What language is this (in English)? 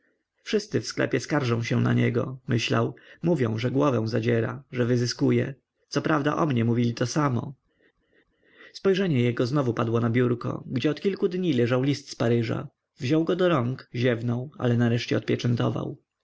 Polish